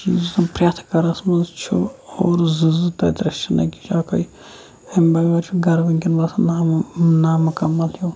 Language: Kashmiri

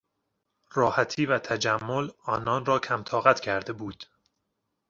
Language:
Persian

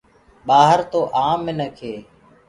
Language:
Gurgula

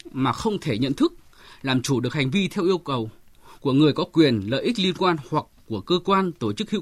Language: Vietnamese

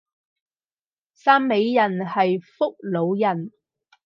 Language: Cantonese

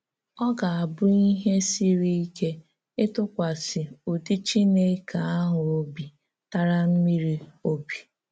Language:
Igbo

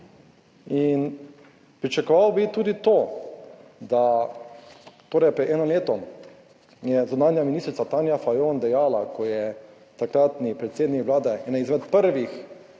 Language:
Slovenian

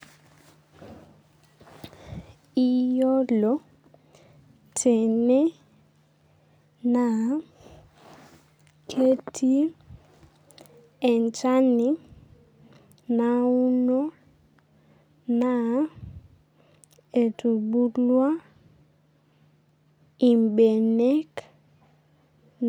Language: Masai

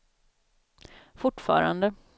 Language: Swedish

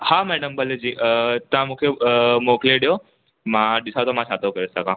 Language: Sindhi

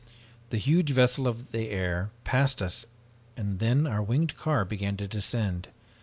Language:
English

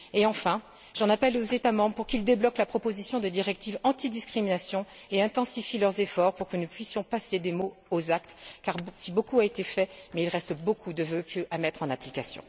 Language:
French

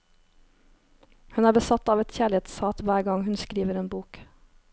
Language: Norwegian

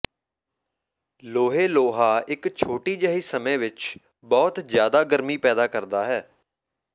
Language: Punjabi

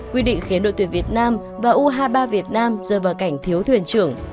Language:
Vietnamese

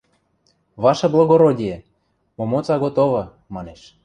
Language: Western Mari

